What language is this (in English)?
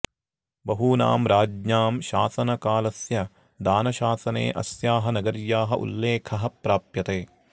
Sanskrit